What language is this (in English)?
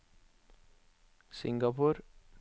Norwegian